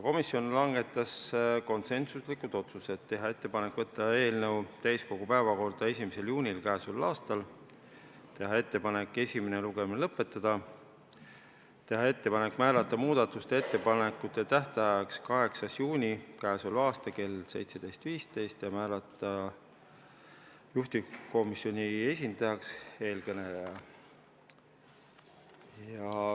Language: Estonian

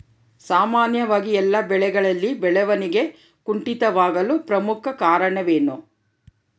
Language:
Kannada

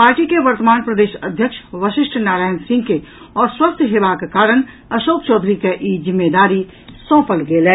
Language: Maithili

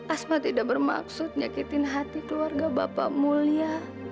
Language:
Indonesian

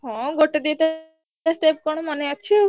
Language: Odia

